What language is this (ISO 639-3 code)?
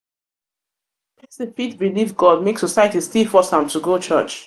pcm